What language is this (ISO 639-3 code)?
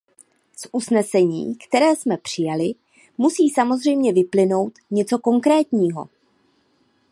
ces